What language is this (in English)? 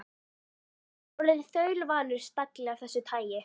Icelandic